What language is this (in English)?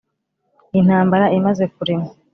Kinyarwanda